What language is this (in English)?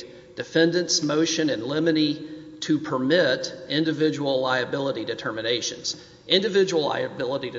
English